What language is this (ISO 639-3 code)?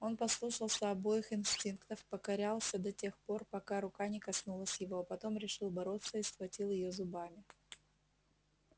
rus